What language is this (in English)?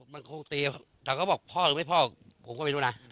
Thai